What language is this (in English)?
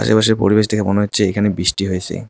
Bangla